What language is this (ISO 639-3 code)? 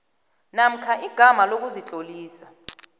nbl